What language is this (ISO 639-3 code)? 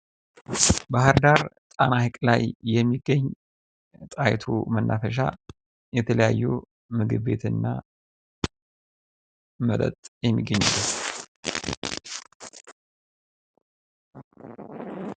amh